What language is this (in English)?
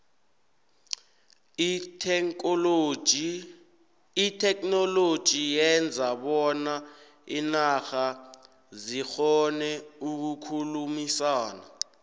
South Ndebele